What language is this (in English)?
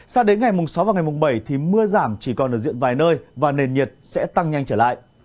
Vietnamese